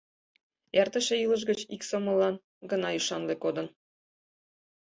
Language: Mari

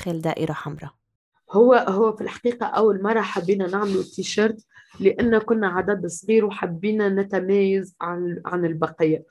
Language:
Arabic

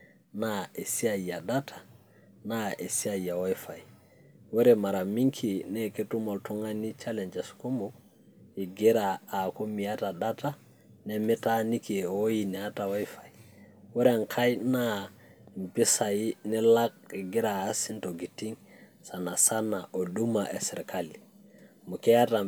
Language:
Masai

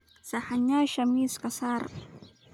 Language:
Somali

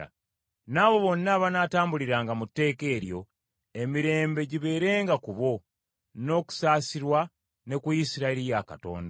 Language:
Ganda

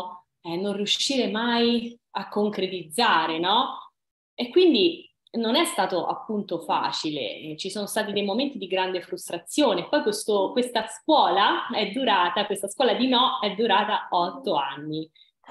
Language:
Italian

